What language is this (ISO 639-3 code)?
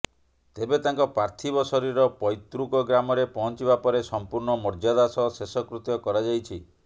ori